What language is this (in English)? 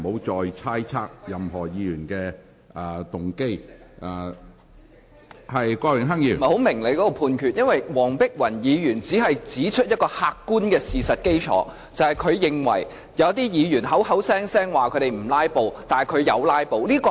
Cantonese